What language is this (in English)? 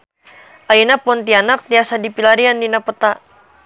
Sundanese